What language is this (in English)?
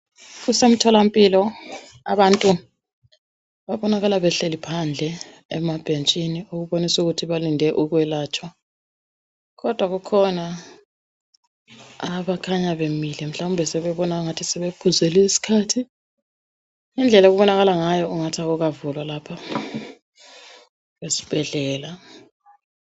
North Ndebele